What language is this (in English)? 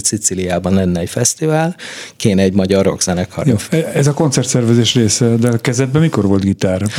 Hungarian